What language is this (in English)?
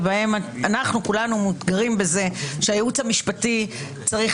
Hebrew